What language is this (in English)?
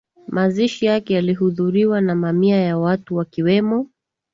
Swahili